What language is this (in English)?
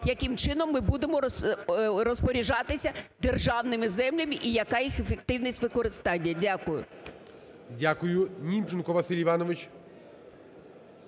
Ukrainian